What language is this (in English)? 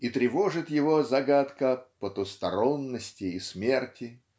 Russian